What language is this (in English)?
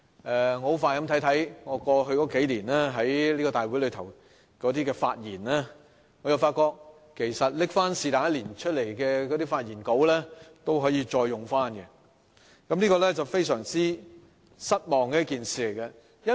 Cantonese